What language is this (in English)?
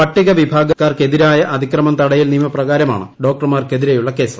Malayalam